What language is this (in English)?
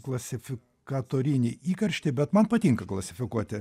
Lithuanian